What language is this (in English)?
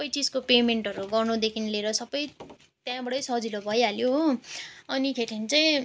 Nepali